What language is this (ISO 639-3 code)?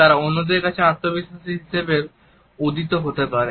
ben